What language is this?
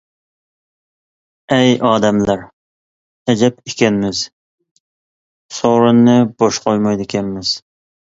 Uyghur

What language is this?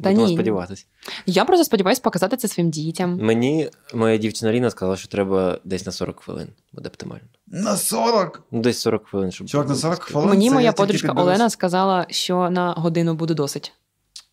Ukrainian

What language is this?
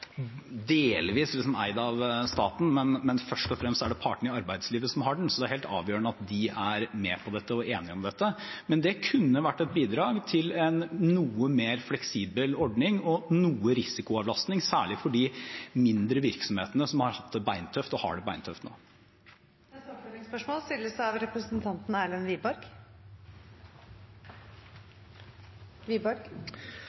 Norwegian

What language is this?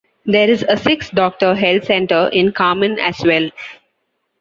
English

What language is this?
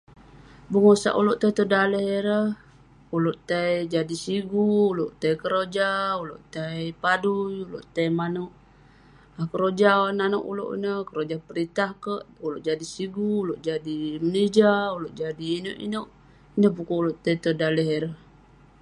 Western Penan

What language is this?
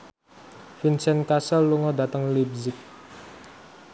Javanese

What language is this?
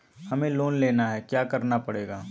Magahi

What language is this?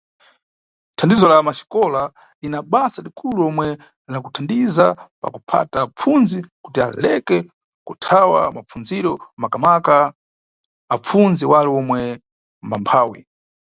Nyungwe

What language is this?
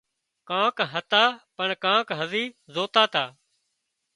Wadiyara Koli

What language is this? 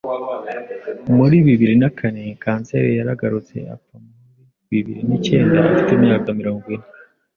Kinyarwanda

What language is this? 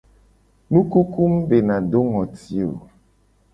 Gen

